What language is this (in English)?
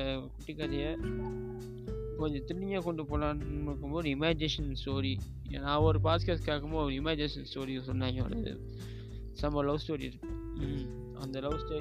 Tamil